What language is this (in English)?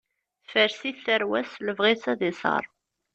Kabyle